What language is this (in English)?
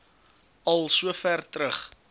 Afrikaans